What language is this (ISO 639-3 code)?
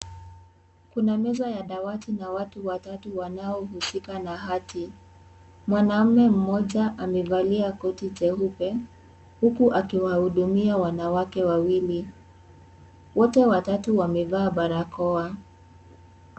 swa